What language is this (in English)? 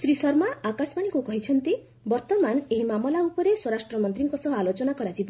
Odia